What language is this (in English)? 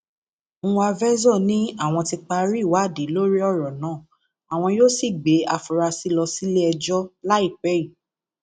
Yoruba